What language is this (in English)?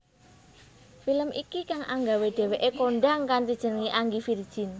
Javanese